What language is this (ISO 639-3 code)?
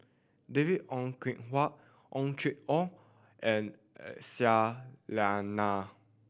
eng